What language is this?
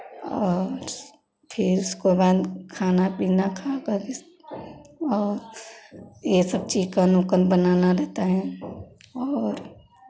Hindi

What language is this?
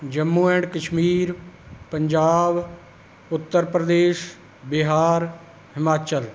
Punjabi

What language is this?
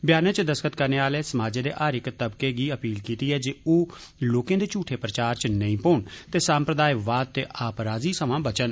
Dogri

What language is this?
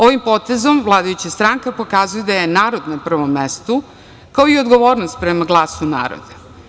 Serbian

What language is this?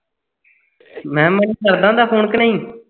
Punjabi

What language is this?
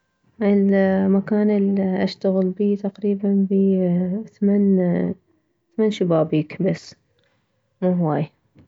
Mesopotamian Arabic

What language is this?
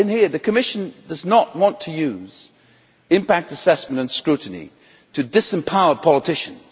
English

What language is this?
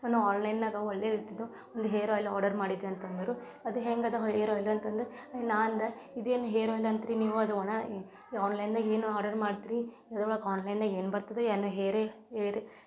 Kannada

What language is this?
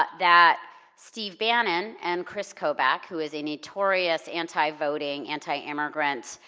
English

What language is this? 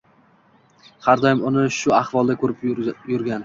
Uzbek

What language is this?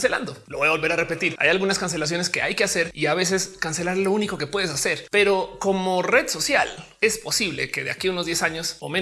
Spanish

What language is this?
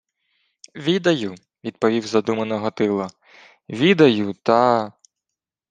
Ukrainian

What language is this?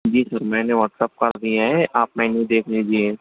Urdu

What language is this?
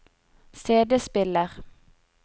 Norwegian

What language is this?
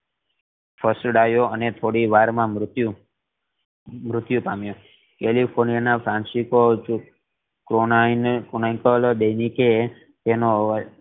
Gujarati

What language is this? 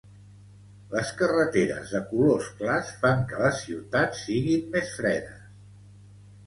Catalan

